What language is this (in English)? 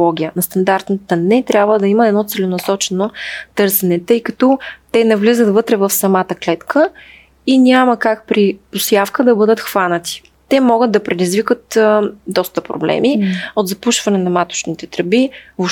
Bulgarian